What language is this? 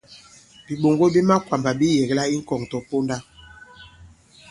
Bankon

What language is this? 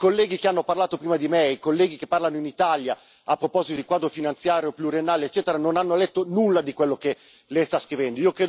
Italian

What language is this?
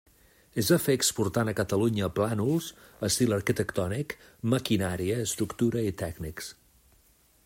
Catalan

